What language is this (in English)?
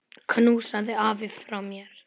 Icelandic